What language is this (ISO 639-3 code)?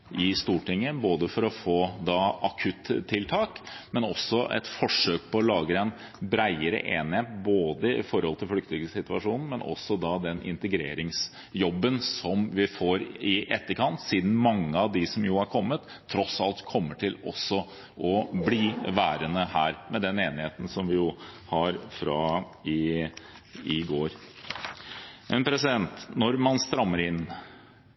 nob